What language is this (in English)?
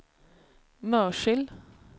Swedish